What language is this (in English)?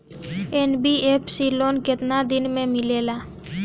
Bhojpuri